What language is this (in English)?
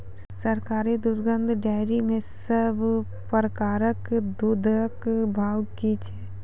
Maithili